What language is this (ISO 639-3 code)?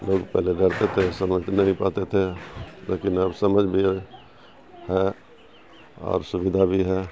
urd